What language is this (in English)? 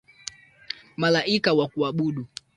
Swahili